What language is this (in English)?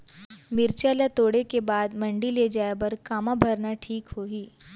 Chhattisgarhi